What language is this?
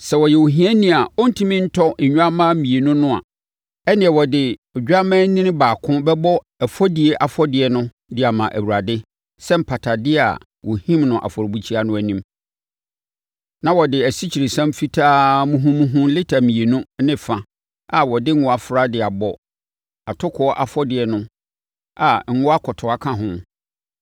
Akan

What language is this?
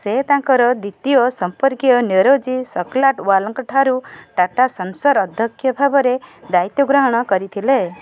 Odia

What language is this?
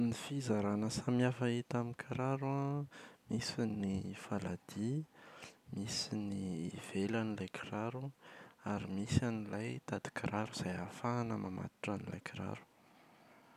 Malagasy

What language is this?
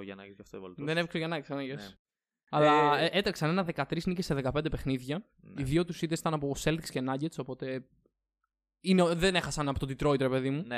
Greek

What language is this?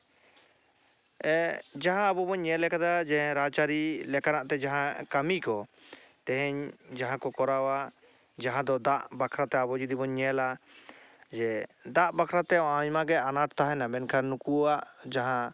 Santali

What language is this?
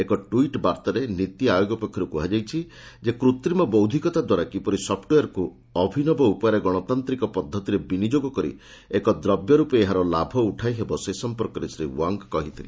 Odia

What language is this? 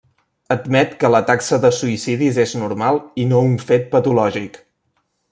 Catalan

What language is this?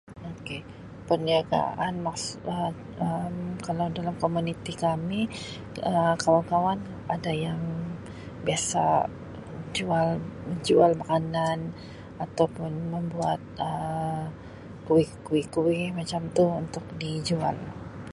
Sabah Malay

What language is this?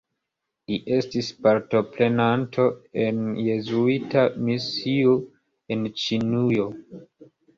Esperanto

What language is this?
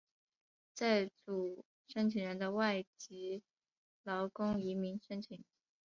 Chinese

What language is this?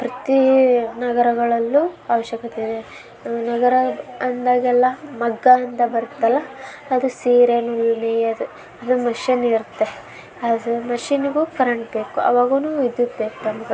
Kannada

